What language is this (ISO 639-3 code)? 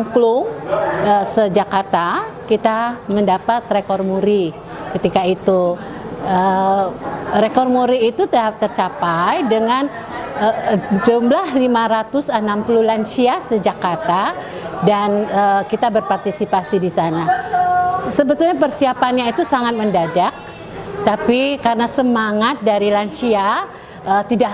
ind